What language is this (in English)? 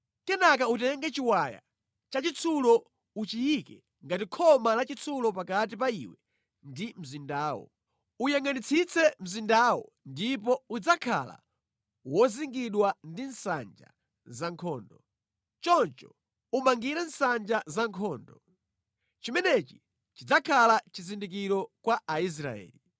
Nyanja